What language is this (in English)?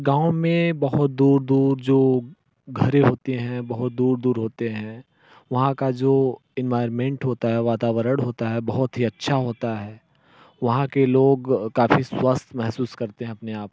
Hindi